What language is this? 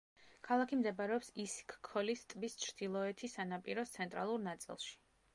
Georgian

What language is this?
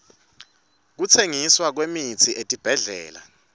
Swati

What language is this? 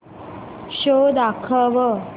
Marathi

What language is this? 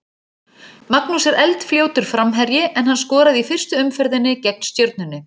Icelandic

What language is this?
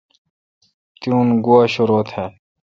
Kalkoti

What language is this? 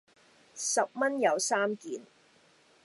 Cantonese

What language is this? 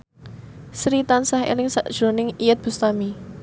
Javanese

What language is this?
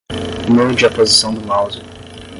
Portuguese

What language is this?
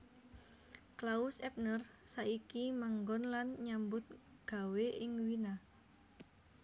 Javanese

